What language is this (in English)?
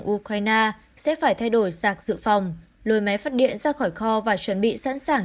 Vietnamese